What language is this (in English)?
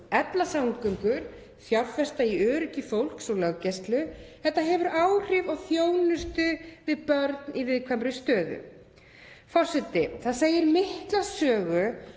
Icelandic